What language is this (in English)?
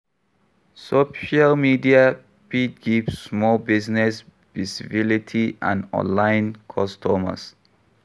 Nigerian Pidgin